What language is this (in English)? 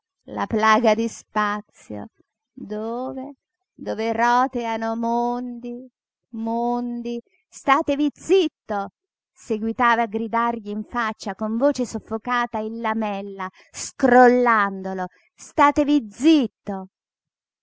Italian